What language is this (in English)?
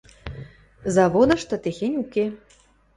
Western Mari